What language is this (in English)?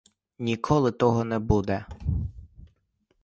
Ukrainian